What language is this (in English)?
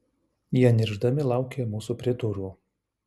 Lithuanian